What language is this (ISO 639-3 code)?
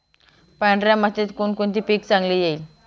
mar